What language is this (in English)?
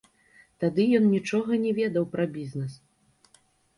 Belarusian